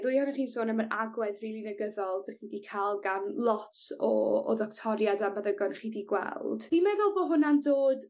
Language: Welsh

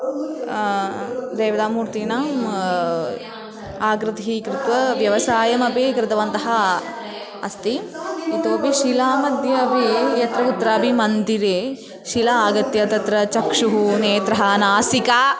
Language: Sanskrit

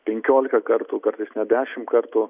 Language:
Lithuanian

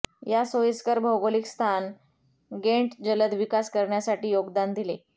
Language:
Marathi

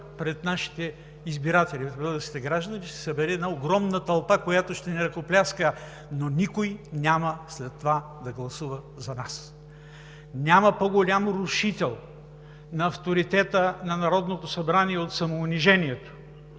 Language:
Bulgarian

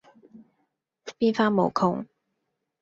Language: Cantonese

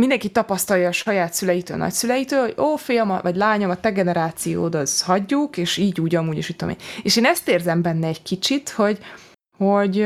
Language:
Hungarian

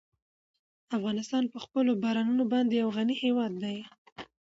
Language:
Pashto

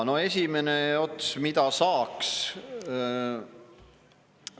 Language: Estonian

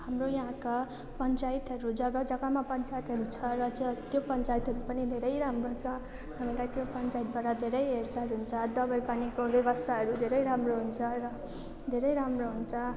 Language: Nepali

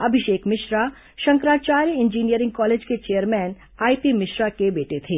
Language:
Hindi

